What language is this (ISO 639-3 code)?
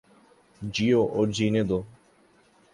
urd